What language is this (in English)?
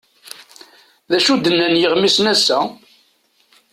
Kabyle